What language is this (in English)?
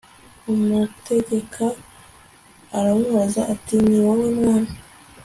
Kinyarwanda